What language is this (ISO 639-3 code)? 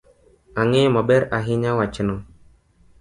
luo